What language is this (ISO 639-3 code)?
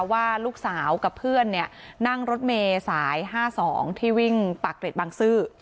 tha